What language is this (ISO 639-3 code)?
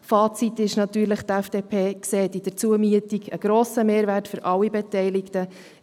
gsw